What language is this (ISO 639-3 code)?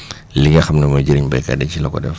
wol